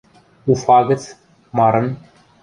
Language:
Western Mari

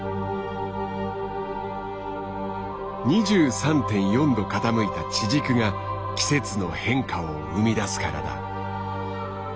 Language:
Japanese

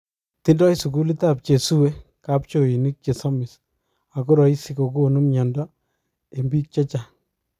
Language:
Kalenjin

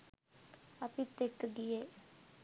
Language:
Sinhala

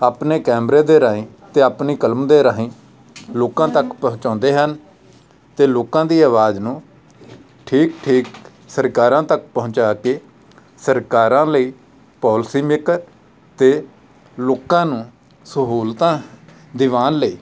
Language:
Punjabi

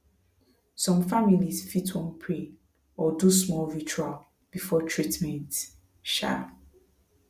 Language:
Nigerian Pidgin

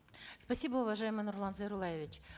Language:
Kazakh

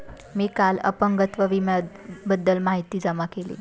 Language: Marathi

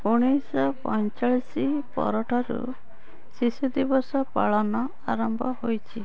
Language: Odia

